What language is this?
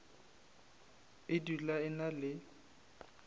Northern Sotho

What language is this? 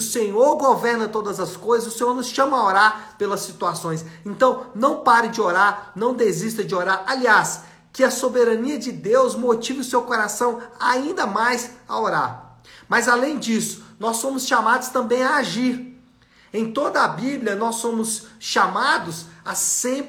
Portuguese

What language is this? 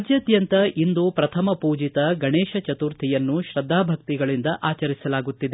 Kannada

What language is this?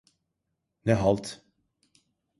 Turkish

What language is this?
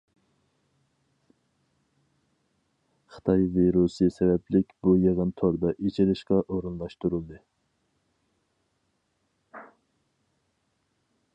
Uyghur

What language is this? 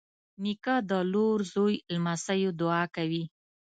Pashto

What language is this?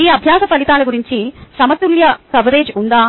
Telugu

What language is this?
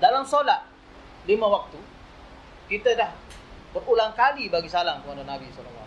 Malay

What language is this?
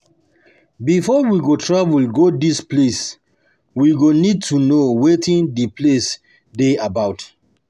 Nigerian Pidgin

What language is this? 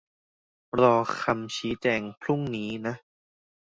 Thai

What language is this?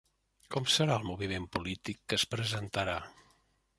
Catalan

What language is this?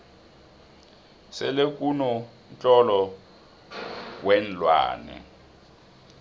South Ndebele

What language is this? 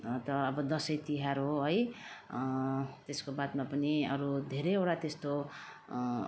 Nepali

